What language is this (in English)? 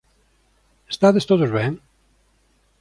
Galician